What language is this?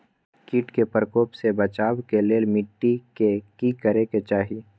Maithili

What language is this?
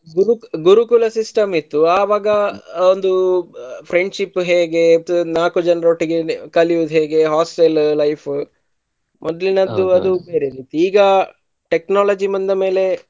Kannada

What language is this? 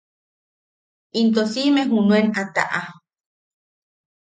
Yaqui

